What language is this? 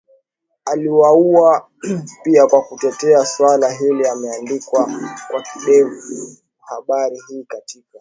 Swahili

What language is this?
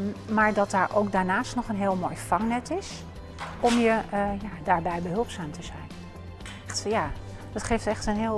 Dutch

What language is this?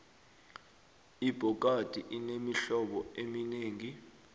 South Ndebele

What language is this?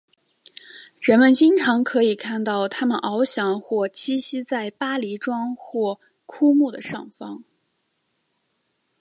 Chinese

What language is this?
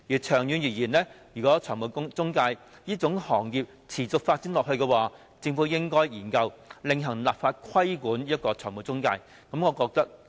Cantonese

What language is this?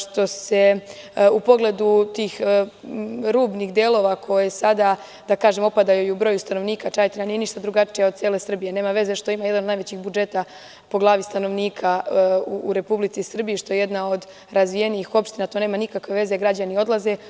Serbian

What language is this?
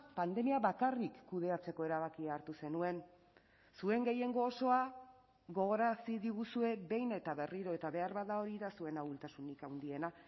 Basque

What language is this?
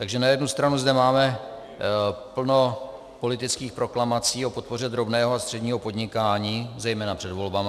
Czech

